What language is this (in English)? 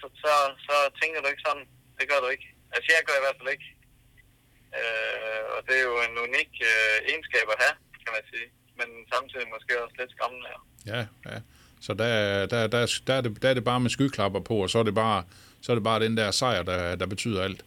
Danish